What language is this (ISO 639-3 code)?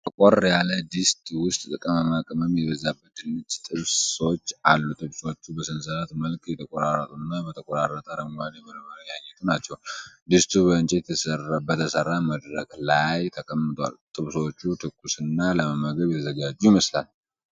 amh